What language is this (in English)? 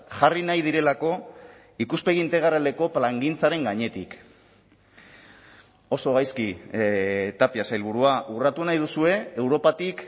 Basque